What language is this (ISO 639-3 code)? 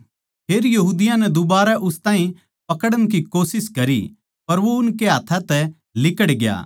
bgc